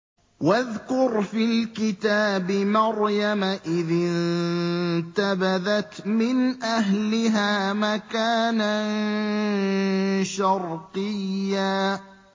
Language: Arabic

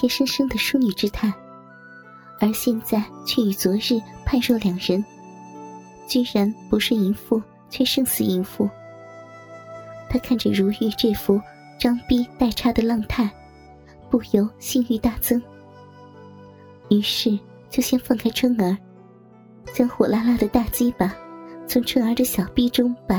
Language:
Chinese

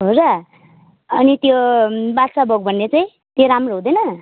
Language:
Nepali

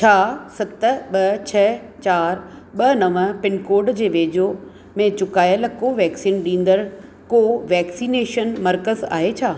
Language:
Sindhi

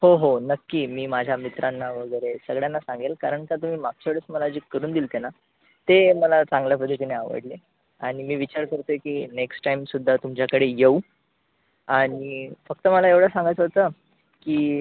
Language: Marathi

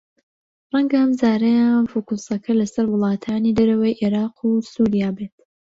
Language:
Central Kurdish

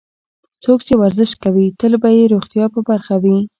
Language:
Pashto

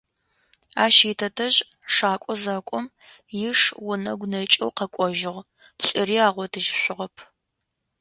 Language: Adyghe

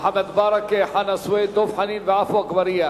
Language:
Hebrew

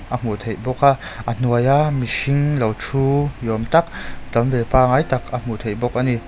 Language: Mizo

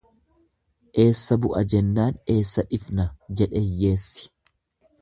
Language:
Oromo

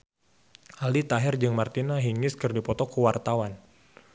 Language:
Sundanese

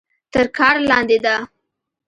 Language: Pashto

